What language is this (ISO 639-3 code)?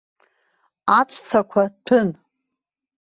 abk